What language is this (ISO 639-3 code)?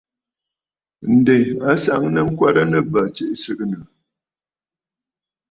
bfd